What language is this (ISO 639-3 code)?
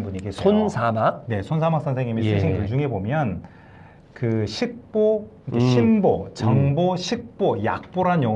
kor